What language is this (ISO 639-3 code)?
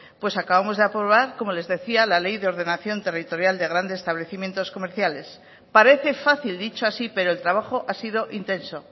spa